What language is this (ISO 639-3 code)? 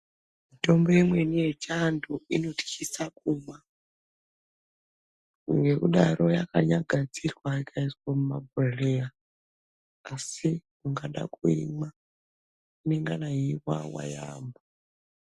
ndc